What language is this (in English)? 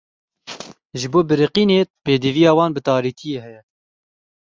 Kurdish